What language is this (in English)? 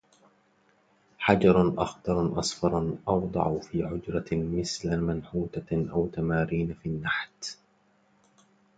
Arabic